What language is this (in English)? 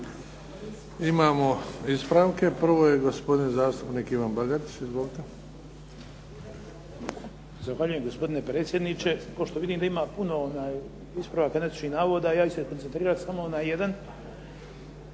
Croatian